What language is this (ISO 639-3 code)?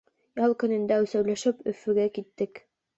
bak